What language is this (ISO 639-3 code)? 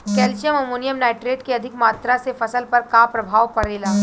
bho